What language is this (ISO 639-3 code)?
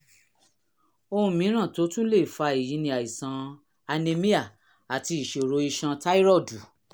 yor